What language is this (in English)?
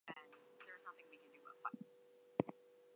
English